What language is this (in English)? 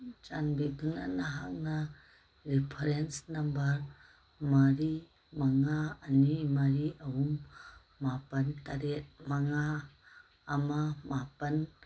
Manipuri